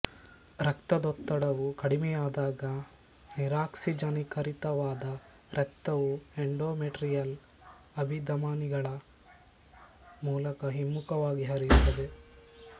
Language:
Kannada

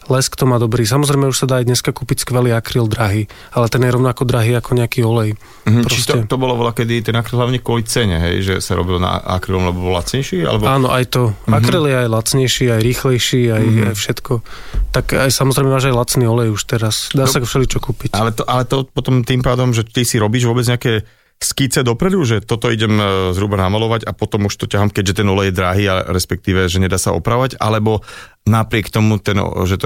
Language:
Slovak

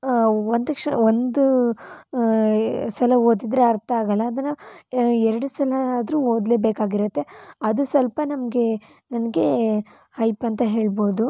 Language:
Kannada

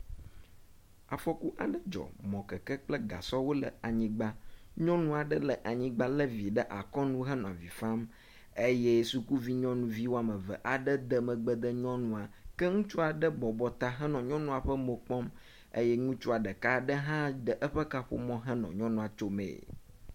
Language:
Ewe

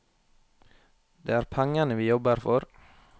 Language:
Norwegian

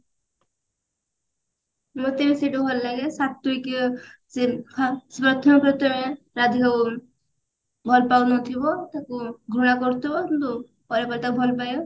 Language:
Odia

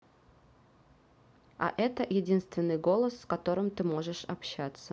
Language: Russian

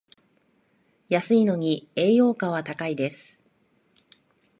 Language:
Japanese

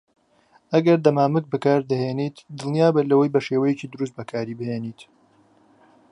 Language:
Central Kurdish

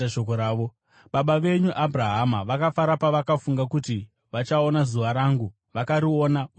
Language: Shona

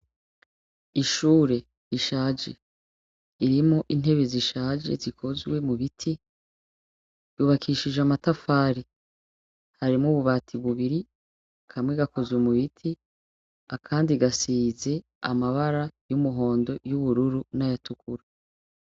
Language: Rundi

